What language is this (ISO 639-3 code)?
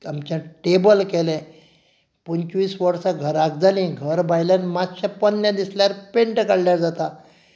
kok